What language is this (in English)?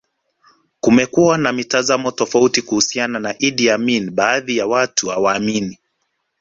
Swahili